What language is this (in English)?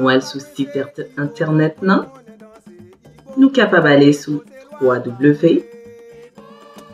French